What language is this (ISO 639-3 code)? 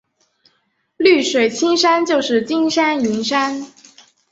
zho